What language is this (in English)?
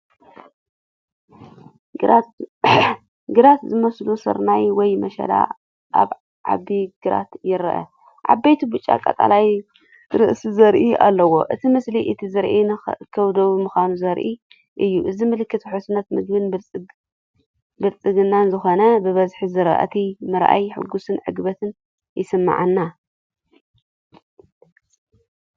Tigrinya